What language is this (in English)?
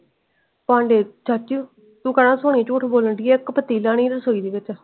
Punjabi